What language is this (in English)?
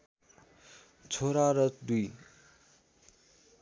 Nepali